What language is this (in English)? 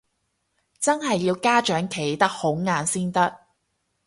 Cantonese